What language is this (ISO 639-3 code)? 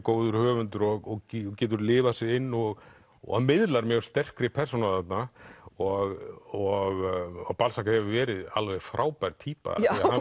isl